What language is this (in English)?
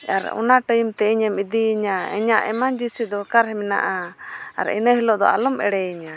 Santali